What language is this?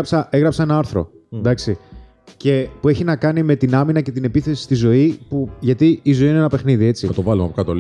Greek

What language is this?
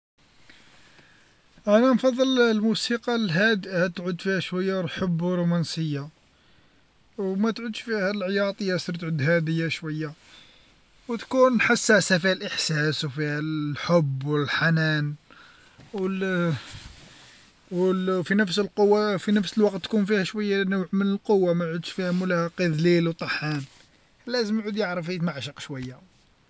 Algerian Arabic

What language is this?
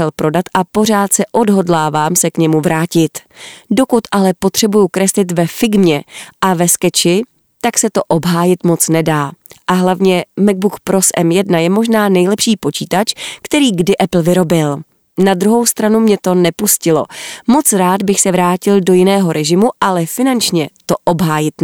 Czech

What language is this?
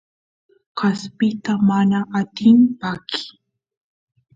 Santiago del Estero Quichua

